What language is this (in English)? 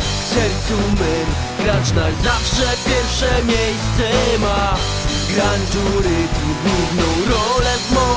Polish